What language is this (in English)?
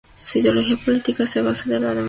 Spanish